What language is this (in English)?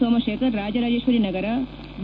Kannada